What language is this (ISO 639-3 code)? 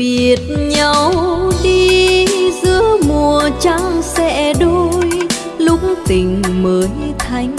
vie